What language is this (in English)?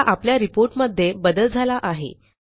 Marathi